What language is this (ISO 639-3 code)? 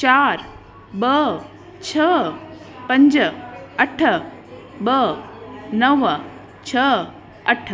snd